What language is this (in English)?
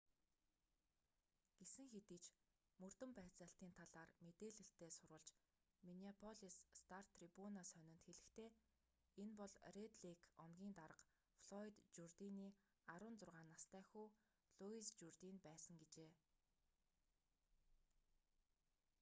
Mongolian